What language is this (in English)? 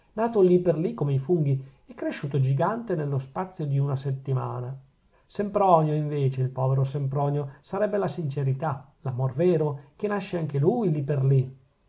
Italian